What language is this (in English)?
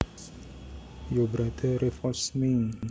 Javanese